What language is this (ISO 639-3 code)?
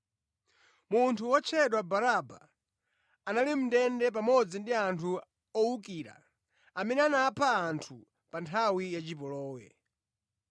nya